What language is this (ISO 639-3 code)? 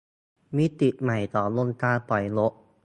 tha